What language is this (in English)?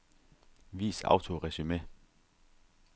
Danish